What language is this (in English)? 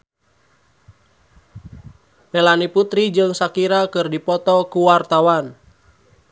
Sundanese